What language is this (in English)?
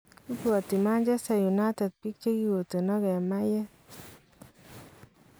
Kalenjin